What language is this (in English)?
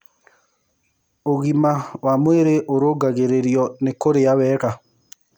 Kikuyu